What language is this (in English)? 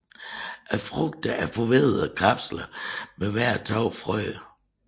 Danish